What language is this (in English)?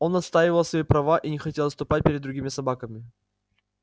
Russian